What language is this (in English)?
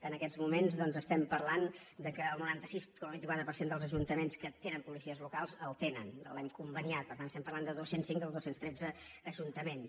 Catalan